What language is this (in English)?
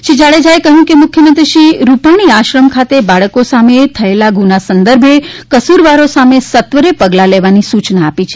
Gujarati